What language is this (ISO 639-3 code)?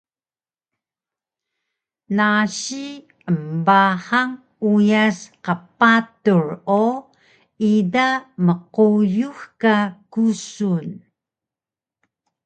trv